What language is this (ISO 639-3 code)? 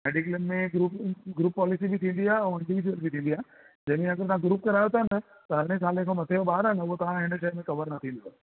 snd